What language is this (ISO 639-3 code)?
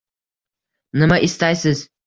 uzb